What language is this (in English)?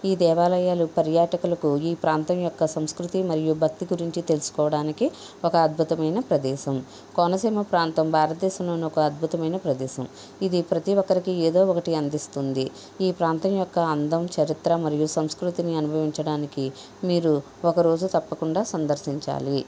Telugu